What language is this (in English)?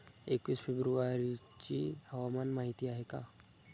Marathi